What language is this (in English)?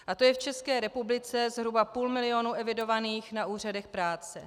Czech